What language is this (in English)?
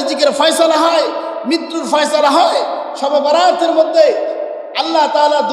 Indonesian